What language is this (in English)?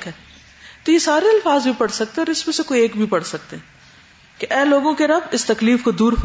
Urdu